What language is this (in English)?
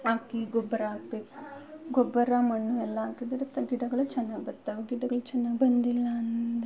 Kannada